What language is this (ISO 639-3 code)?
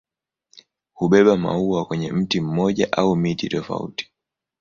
swa